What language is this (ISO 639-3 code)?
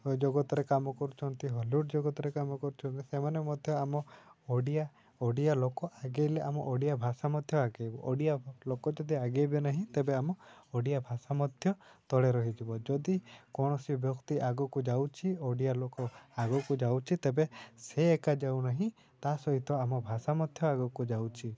ori